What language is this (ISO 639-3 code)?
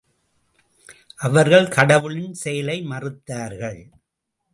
tam